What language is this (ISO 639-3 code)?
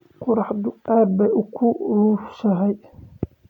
som